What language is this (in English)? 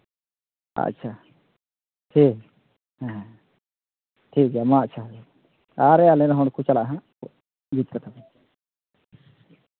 Santali